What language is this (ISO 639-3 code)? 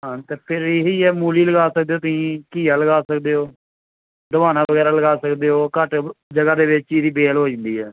pan